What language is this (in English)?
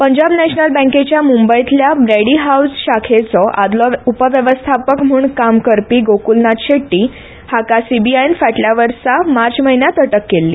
Konkani